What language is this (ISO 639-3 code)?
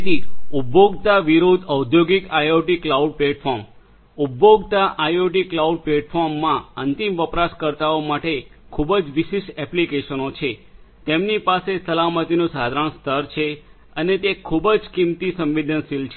guj